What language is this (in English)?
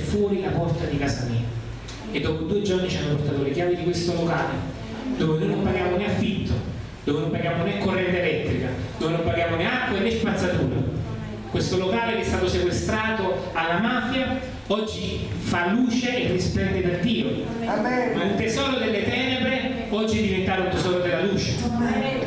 Italian